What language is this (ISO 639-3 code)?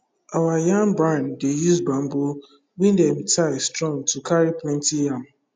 pcm